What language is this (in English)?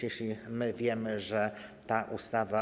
Polish